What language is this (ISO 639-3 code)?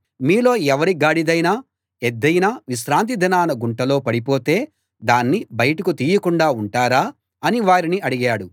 tel